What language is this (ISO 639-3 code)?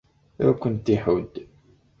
kab